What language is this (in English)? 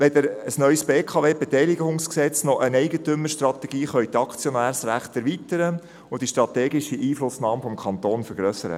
Swiss German